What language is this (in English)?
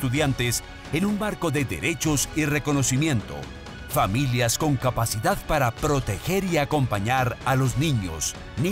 Spanish